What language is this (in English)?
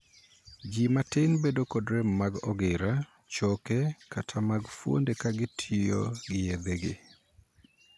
Luo (Kenya and Tanzania)